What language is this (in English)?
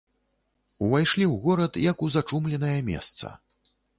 Belarusian